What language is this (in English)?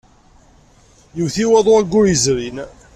Kabyle